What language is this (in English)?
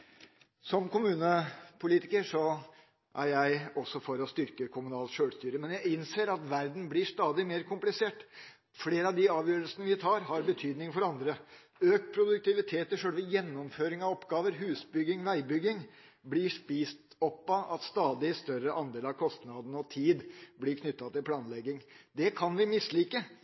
Norwegian Bokmål